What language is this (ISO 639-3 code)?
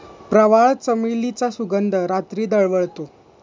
mar